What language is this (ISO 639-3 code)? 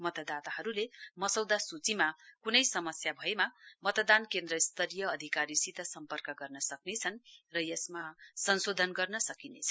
nep